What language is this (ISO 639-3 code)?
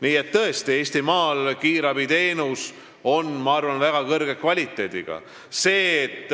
est